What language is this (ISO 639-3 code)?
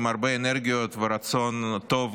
heb